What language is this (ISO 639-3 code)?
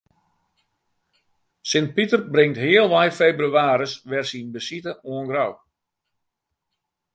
fry